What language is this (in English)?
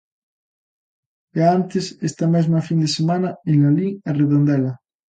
Galician